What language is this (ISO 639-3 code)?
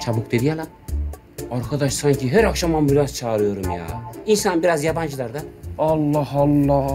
tur